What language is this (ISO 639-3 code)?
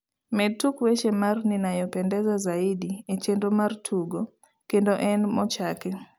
luo